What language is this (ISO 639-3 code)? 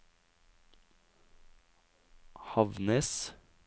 nor